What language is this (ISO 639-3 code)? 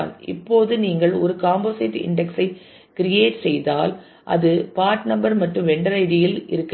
tam